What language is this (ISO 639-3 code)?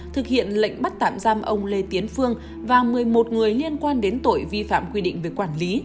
vie